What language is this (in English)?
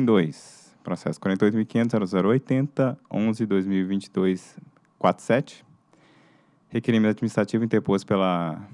Portuguese